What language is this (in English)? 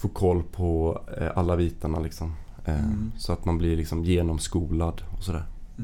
Swedish